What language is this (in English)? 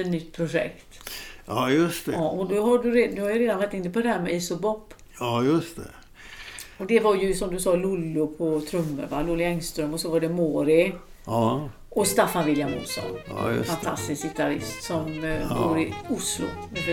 Swedish